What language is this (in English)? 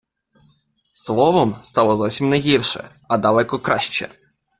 Ukrainian